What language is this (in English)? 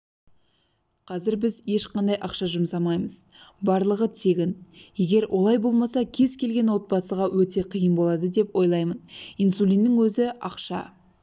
Kazakh